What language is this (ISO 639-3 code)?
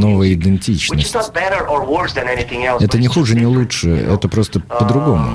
rus